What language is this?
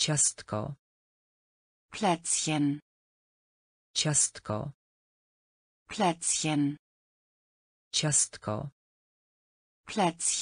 Polish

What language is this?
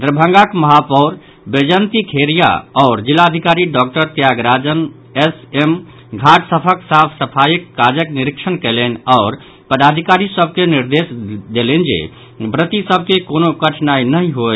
Maithili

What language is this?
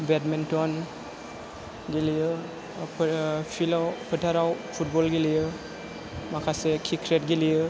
Bodo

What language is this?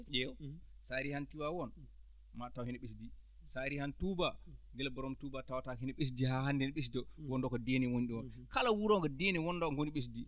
Fula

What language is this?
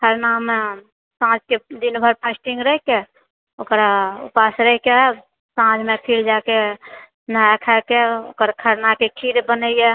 Maithili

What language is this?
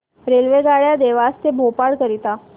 Marathi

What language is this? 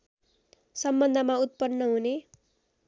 Nepali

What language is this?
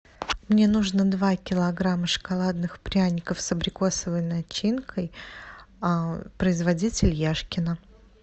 Russian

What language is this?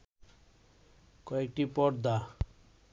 Bangla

